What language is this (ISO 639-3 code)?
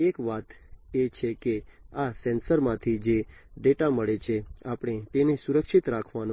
guj